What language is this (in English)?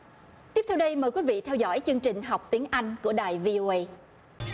Vietnamese